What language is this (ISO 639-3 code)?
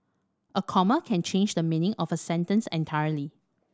eng